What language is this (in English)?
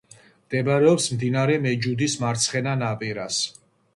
Georgian